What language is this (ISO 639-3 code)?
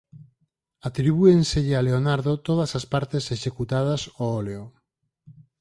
glg